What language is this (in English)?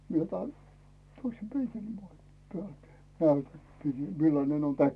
Finnish